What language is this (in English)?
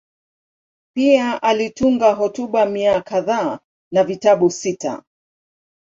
Swahili